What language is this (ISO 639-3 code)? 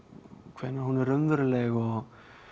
isl